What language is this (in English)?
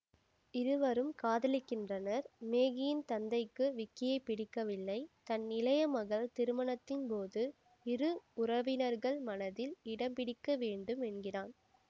Tamil